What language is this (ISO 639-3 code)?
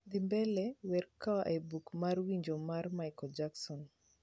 luo